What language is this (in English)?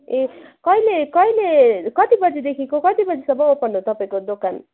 Nepali